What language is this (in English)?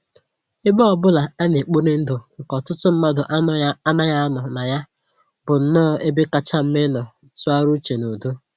Igbo